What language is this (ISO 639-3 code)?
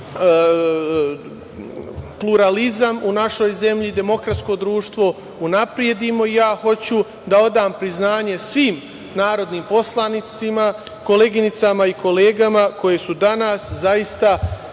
srp